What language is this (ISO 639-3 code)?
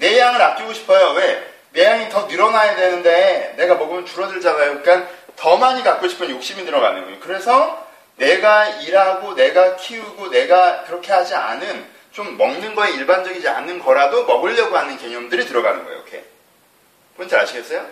kor